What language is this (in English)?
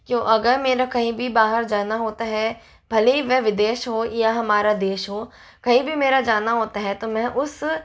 Hindi